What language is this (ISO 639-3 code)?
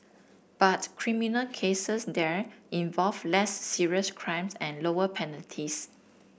eng